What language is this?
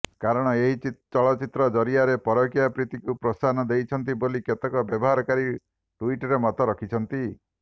Odia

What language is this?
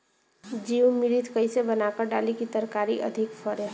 Bhojpuri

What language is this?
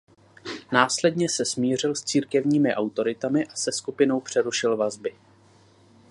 Czech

